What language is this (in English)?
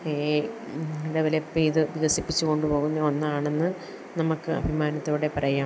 Malayalam